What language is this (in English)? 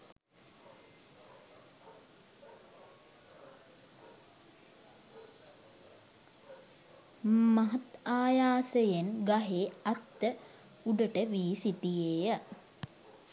Sinhala